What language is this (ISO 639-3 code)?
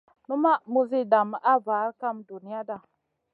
mcn